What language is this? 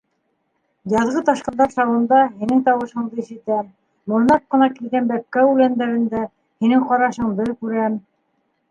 Bashkir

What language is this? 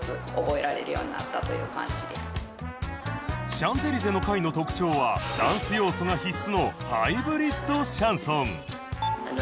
Japanese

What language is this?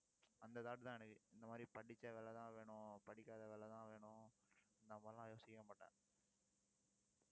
Tamil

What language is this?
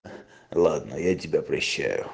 Russian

